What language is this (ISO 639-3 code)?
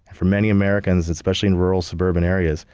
eng